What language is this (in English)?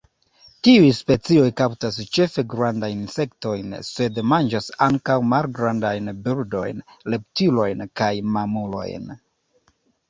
Esperanto